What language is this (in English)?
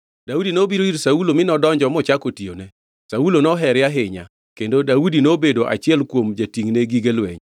Luo (Kenya and Tanzania)